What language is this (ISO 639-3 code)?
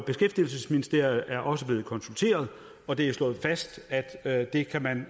dan